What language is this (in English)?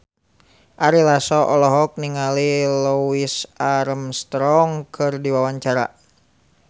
Sundanese